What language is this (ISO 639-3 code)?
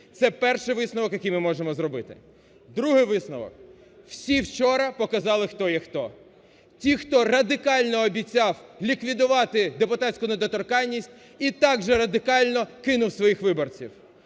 ukr